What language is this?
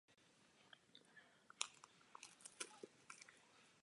Czech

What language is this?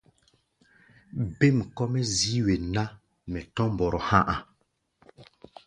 Gbaya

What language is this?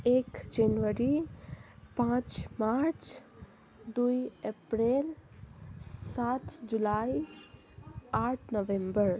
Nepali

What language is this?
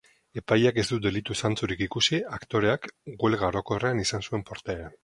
Basque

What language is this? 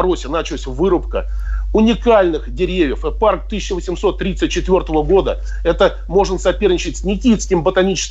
Russian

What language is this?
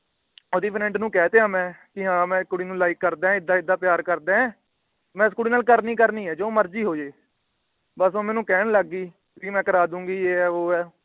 Punjabi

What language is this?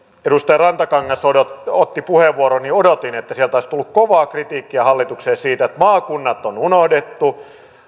Finnish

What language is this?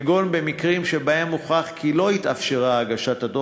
Hebrew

